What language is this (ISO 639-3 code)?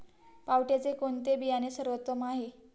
mar